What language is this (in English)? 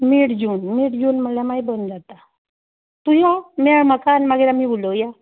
Konkani